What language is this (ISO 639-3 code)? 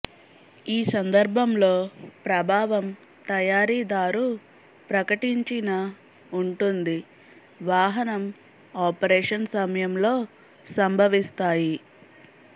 tel